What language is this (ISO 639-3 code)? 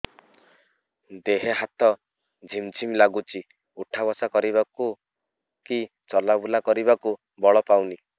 ori